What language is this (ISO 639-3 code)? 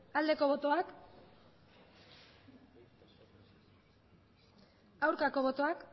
eus